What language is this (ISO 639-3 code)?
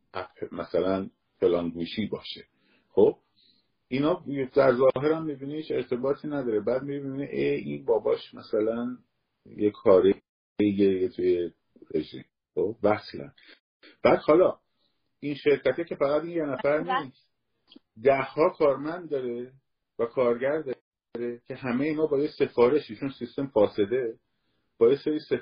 fas